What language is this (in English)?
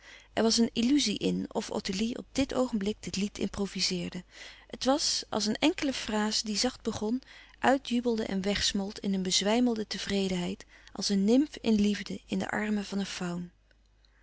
Dutch